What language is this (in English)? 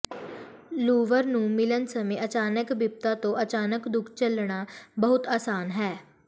Punjabi